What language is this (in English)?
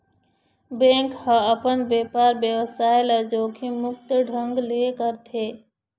Chhattisgarhi